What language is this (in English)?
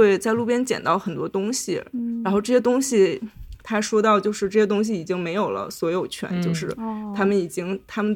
Chinese